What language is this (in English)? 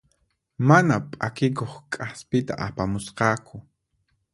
Puno Quechua